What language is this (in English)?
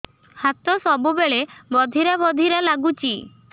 Odia